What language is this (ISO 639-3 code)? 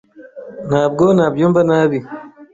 kin